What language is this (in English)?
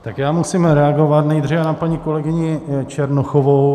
Czech